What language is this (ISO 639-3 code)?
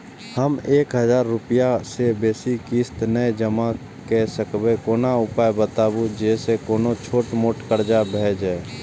mai